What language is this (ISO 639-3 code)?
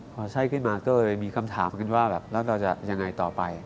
tha